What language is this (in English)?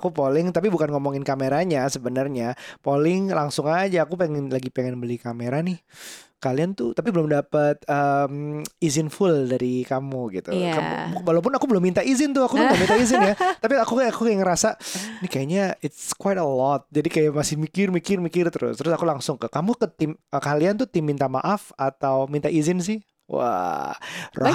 Indonesian